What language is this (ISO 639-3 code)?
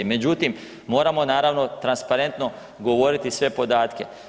hrv